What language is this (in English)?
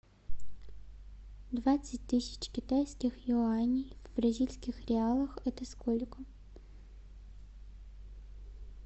Russian